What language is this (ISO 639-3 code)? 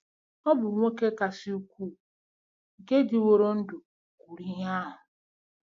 ibo